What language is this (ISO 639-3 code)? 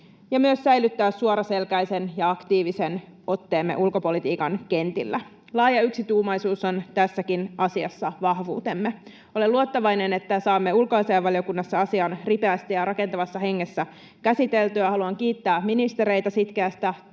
fin